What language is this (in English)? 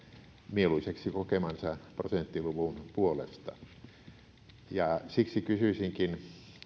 Finnish